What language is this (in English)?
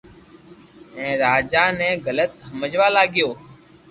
Loarki